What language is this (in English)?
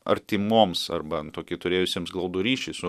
Lithuanian